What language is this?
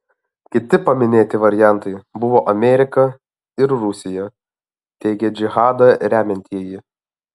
Lithuanian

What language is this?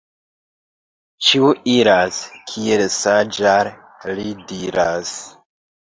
Esperanto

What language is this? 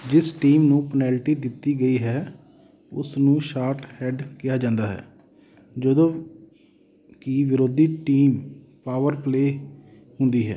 Punjabi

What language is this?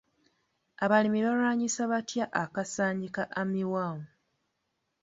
Ganda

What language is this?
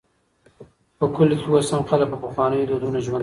Pashto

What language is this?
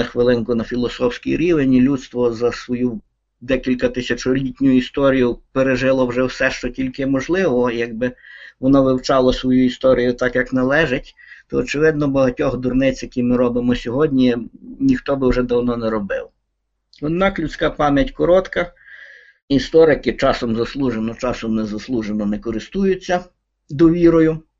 Ukrainian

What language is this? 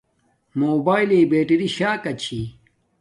Domaaki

